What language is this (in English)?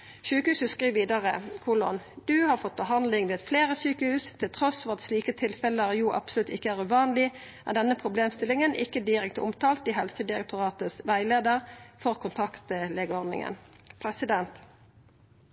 Norwegian Nynorsk